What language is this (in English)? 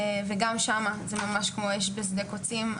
Hebrew